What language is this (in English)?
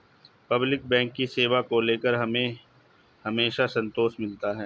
Hindi